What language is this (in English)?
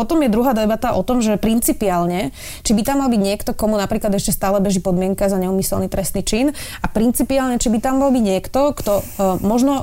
Slovak